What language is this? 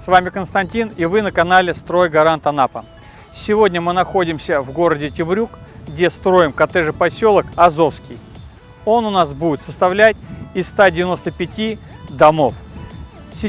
Russian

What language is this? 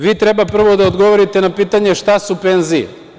Serbian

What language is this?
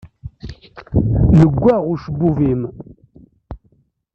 Kabyle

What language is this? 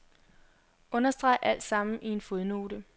Danish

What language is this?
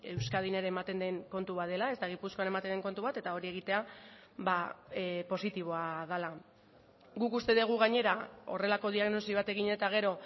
Basque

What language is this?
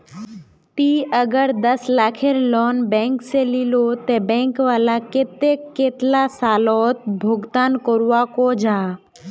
Magahi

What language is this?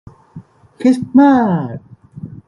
Thai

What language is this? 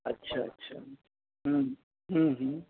Maithili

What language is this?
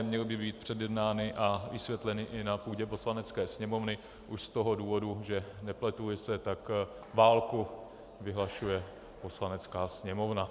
Czech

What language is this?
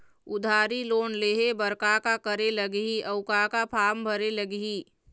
Chhattisgarhi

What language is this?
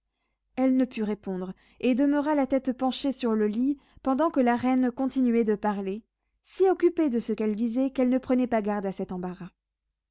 French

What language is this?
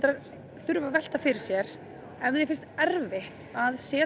Icelandic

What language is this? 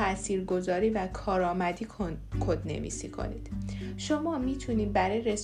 Persian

